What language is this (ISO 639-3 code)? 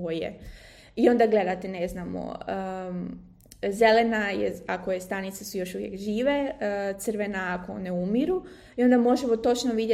hrv